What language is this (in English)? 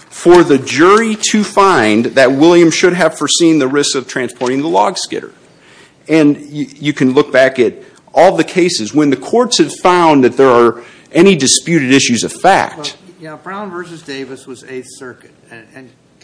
English